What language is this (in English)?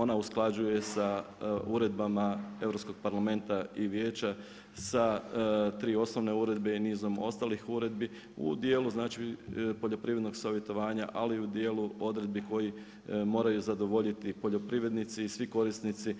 Croatian